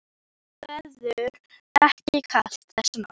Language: Icelandic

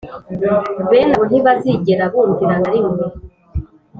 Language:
Kinyarwanda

